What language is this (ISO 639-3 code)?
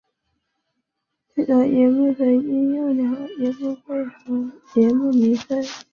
zho